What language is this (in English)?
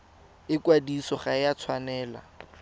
Tswana